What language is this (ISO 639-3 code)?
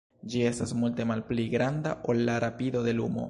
epo